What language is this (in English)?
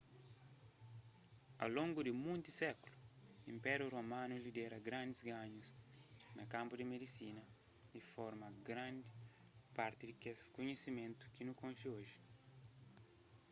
Kabuverdianu